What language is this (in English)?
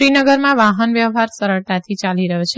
Gujarati